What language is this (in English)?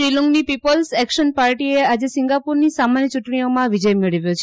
Gujarati